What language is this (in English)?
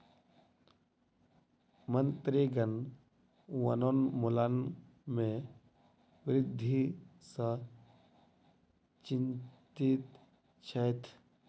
Maithili